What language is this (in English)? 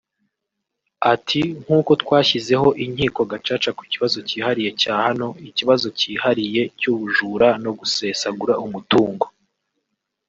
Kinyarwanda